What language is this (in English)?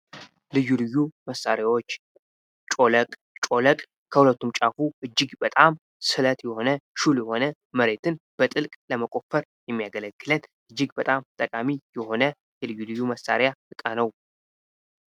Amharic